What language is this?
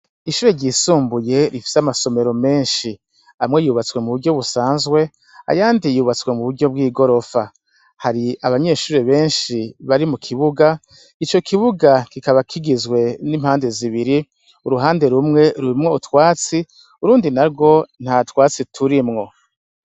Rundi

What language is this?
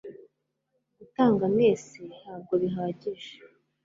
Kinyarwanda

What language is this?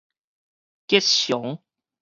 Min Nan Chinese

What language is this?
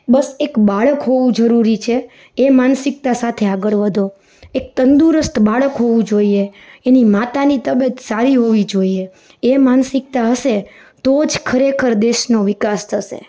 Gujarati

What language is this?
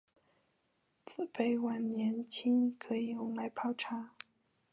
Chinese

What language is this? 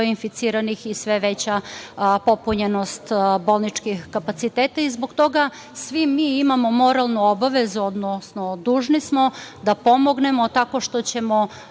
Serbian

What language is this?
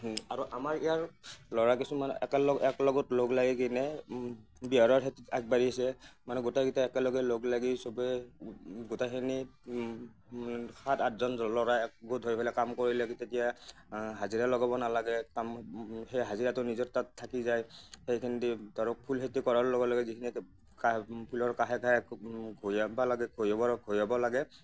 Assamese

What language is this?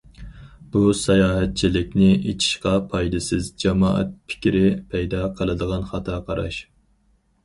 Uyghur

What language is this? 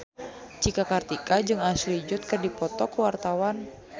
Sundanese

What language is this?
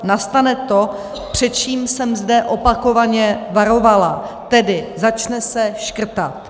Czech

